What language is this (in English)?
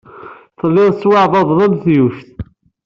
Kabyle